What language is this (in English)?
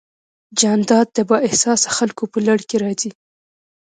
Pashto